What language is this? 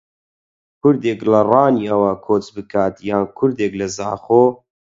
Central Kurdish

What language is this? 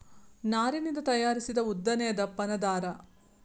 Kannada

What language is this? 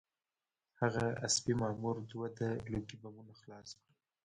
Pashto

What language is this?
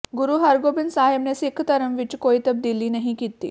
Punjabi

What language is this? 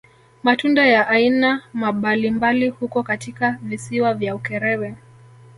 Swahili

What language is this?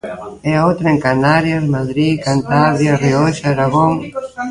Galician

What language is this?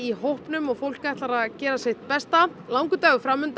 Icelandic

